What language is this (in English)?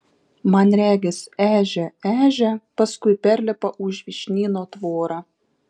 Lithuanian